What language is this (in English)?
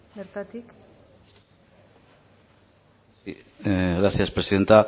Basque